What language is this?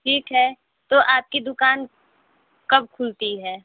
Hindi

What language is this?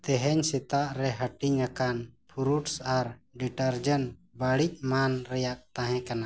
Santali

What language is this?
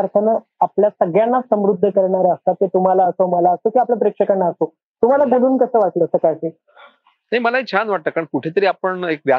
Marathi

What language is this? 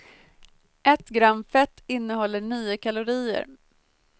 Swedish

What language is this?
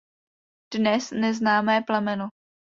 Czech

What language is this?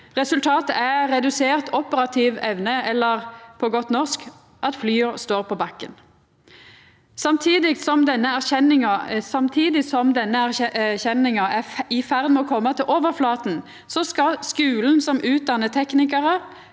Norwegian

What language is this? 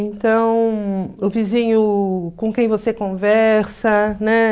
Portuguese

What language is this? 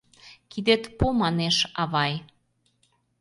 Mari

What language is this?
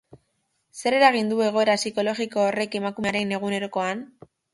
Basque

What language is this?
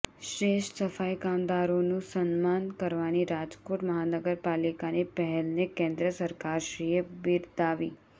Gujarati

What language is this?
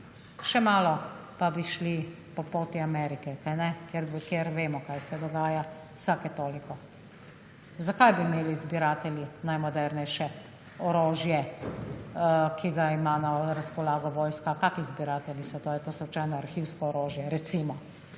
Slovenian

